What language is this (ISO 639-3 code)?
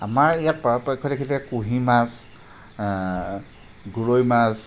asm